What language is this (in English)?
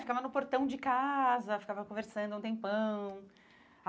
Portuguese